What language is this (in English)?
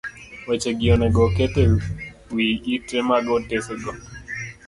Luo (Kenya and Tanzania)